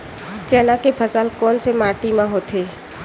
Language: Chhattisgarhi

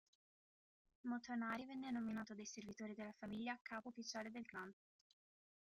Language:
Italian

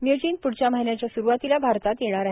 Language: Marathi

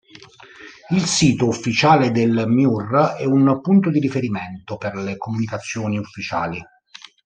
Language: Italian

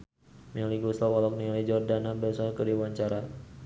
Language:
Sundanese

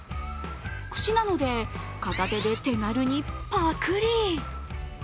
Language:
Japanese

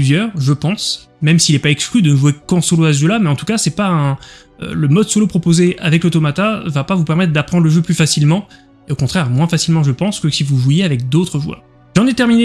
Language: French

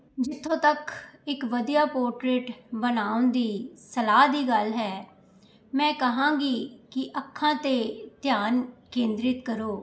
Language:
Punjabi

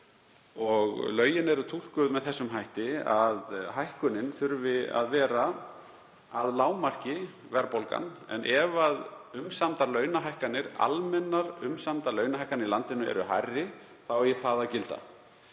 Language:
Icelandic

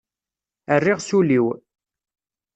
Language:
Kabyle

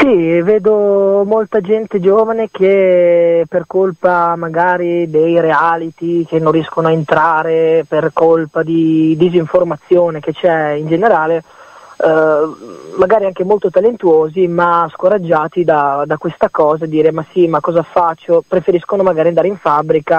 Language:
Italian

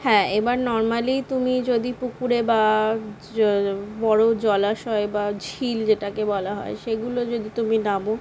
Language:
Bangla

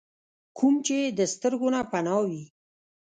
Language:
Pashto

